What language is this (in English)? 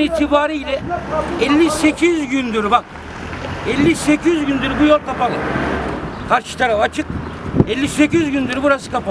Turkish